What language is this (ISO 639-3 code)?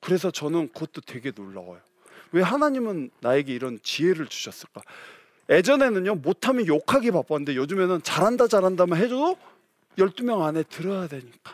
kor